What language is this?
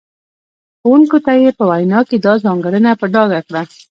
Pashto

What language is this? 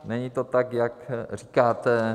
Czech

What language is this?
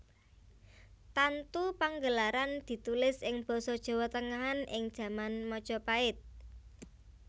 Javanese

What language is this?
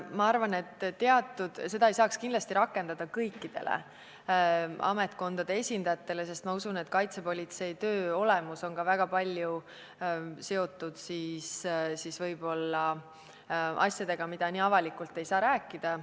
Estonian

